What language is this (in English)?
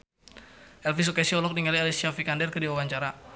Sundanese